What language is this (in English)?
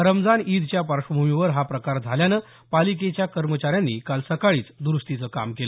Marathi